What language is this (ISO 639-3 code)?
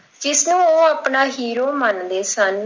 pan